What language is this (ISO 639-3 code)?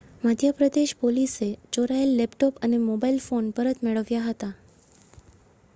guj